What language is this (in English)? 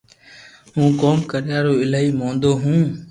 Loarki